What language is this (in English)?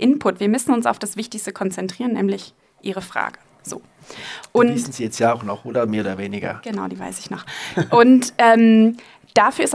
German